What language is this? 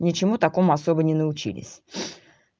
Russian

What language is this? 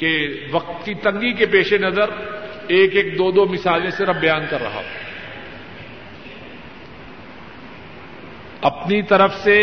Urdu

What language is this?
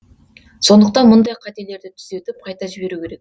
Kazakh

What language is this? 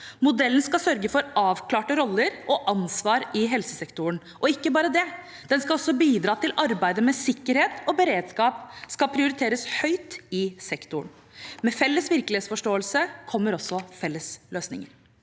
Norwegian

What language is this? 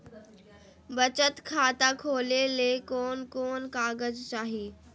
Magahi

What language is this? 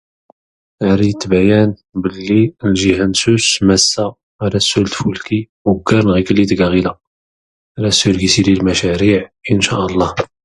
Tachelhit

